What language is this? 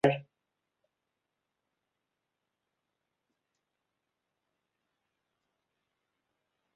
Welsh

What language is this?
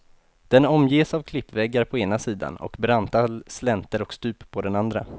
Swedish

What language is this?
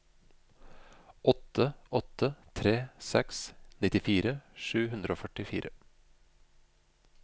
Norwegian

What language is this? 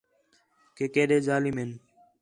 Khetrani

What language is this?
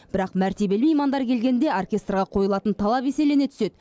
Kazakh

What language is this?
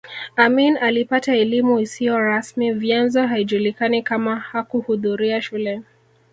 Swahili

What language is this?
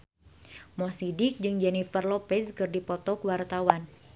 Sundanese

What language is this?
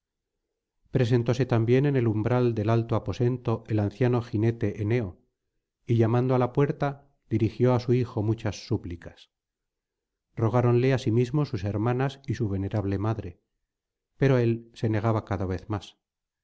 Spanish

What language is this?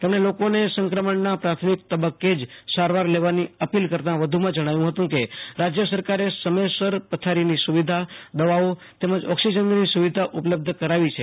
Gujarati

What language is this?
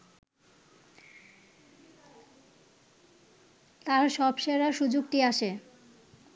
Bangla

